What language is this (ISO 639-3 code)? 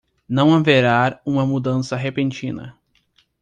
por